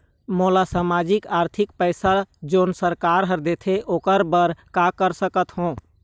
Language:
Chhattisgarhi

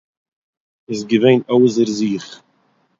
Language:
Yiddish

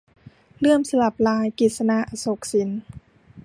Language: Thai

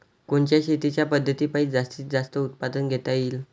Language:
Marathi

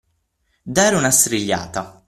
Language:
Italian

